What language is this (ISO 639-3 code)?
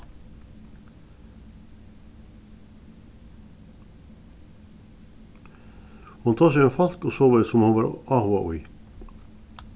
fao